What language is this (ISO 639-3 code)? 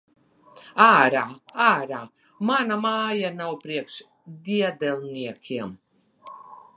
lav